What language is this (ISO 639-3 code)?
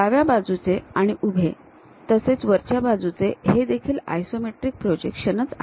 mar